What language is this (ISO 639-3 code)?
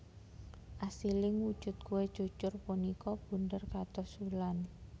jav